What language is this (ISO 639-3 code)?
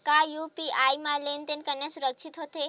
hne